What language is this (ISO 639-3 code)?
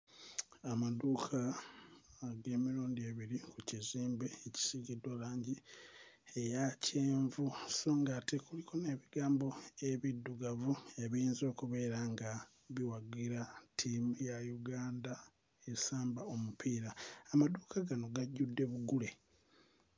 lug